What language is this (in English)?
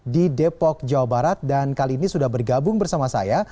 Indonesian